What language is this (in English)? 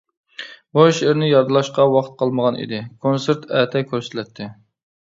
Uyghur